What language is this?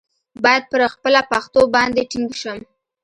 Pashto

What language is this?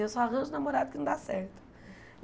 Portuguese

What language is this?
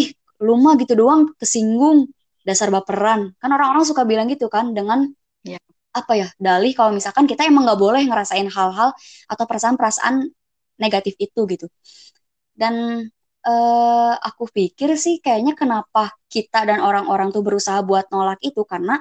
Indonesian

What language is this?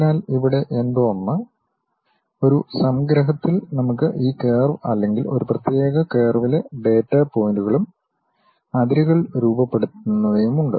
Malayalam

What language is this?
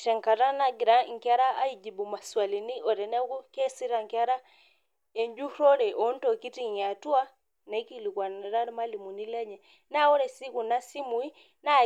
Masai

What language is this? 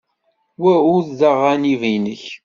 Kabyle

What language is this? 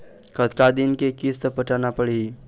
Chhattisgarhi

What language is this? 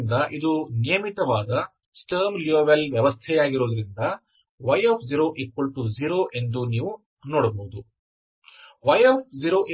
Kannada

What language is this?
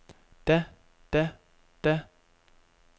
Danish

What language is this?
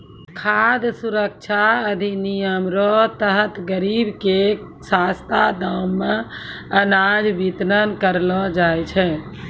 Maithili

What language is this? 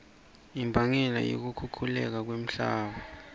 Swati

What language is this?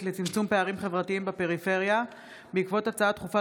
Hebrew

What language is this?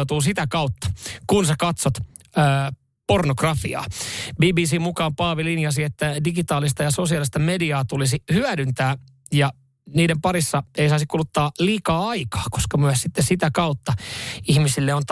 Finnish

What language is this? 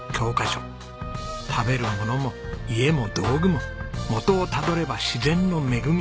Japanese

